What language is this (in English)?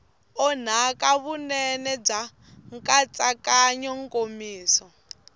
Tsonga